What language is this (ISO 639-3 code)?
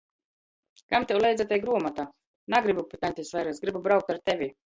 ltg